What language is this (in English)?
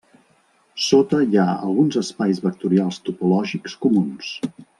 Catalan